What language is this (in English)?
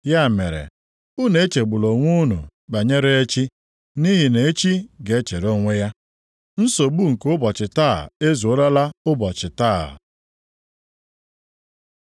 Igbo